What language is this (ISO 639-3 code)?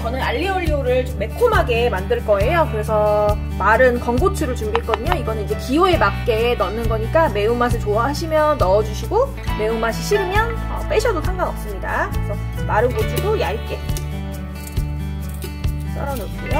kor